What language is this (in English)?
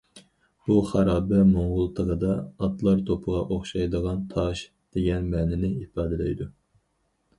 Uyghur